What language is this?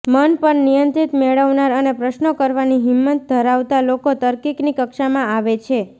Gujarati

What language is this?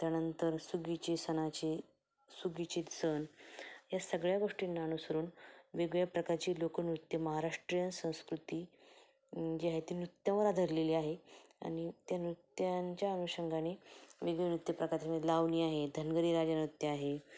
Marathi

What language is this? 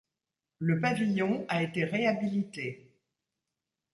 French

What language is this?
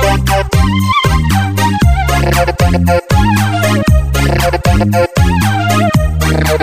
Spanish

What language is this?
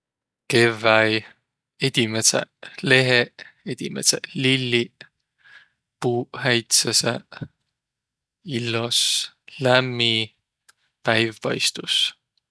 Võro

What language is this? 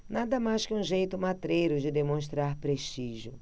Portuguese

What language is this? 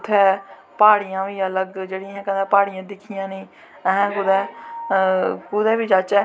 Dogri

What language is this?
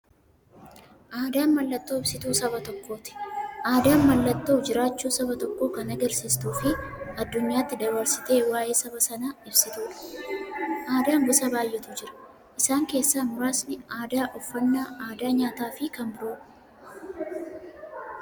Oromo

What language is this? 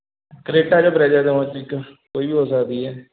Punjabi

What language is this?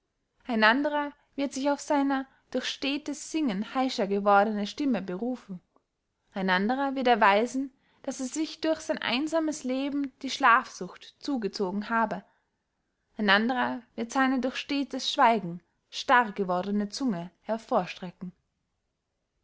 German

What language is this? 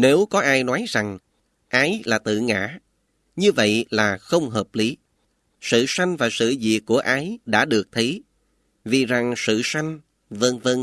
Vietnamese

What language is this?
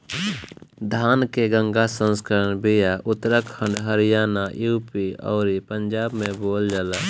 Bhojpuri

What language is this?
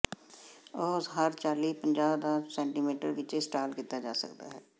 Punjabi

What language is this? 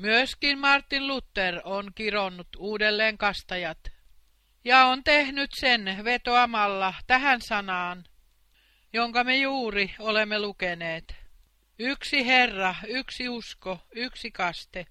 Finnish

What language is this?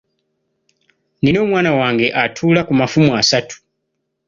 Ganda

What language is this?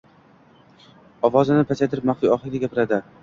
Uzbek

